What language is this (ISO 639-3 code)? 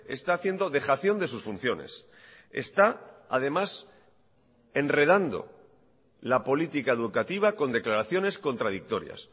spa